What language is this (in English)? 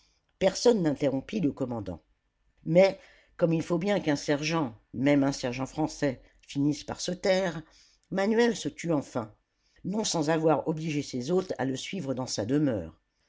French